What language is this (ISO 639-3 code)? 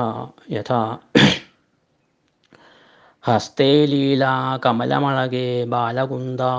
mal